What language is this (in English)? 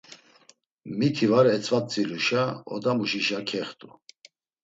Laz